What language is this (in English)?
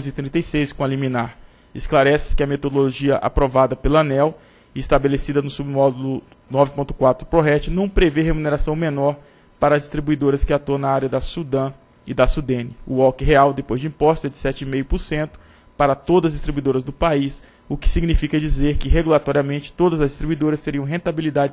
Portuguese